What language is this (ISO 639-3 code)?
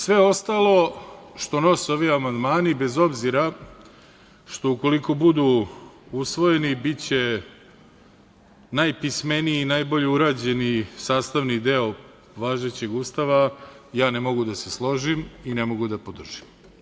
srp